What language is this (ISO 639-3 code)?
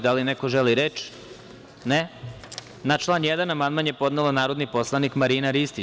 srp